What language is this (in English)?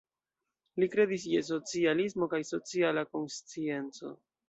Esperanto